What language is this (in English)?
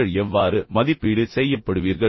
Tamil